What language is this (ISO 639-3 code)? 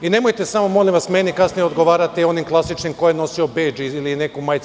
srp